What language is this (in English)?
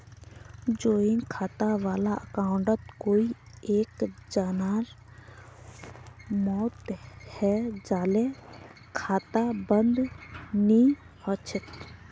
Magahi